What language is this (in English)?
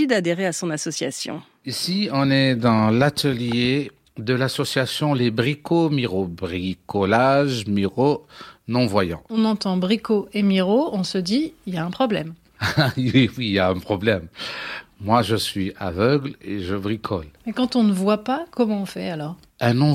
French